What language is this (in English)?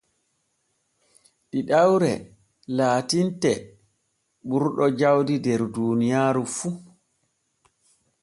Borgu Fulfulde